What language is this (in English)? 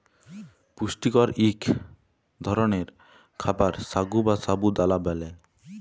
Bangla